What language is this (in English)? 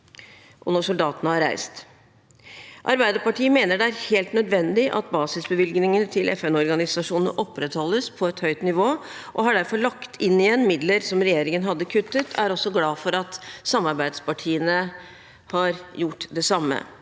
Norwegian